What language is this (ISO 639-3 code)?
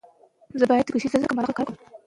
pus